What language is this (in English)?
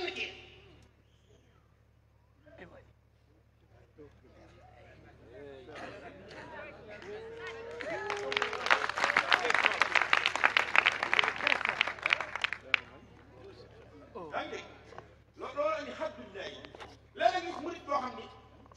French